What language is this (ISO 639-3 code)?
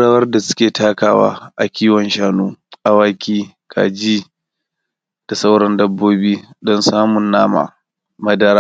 hau